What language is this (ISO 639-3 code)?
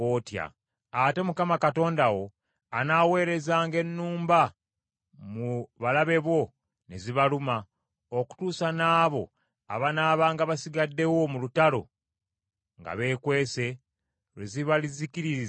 lug